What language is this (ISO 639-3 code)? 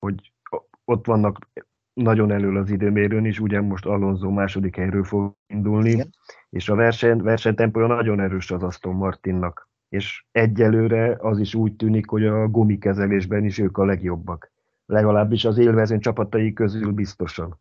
hun